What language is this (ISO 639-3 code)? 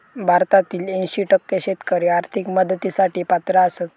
mar